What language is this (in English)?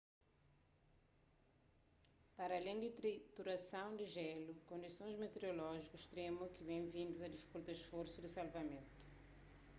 Kabuverdianu